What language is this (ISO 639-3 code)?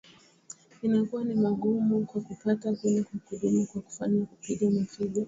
swa